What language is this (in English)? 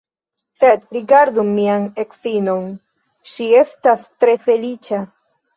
Esperanto